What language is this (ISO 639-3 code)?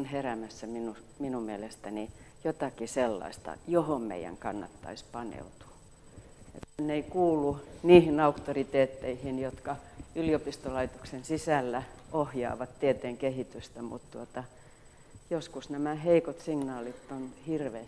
fin